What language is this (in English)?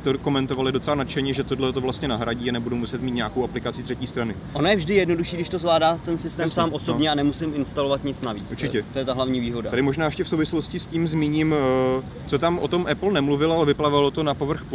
Czech